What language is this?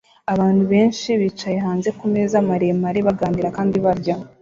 Kinyarwanda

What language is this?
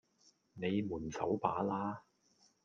Cantonese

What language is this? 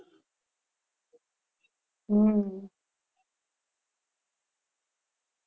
Gujarati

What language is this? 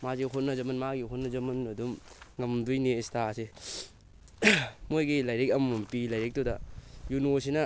Manipuri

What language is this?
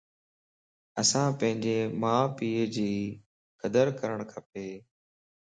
Lasi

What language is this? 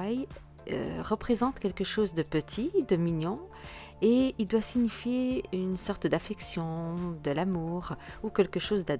French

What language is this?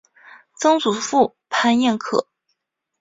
Chinese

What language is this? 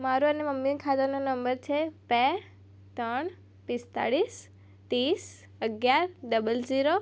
Gujarati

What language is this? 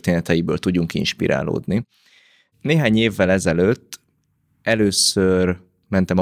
Hungarian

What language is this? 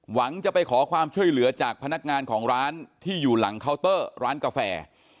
Thai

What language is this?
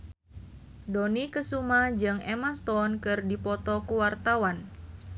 Sundanese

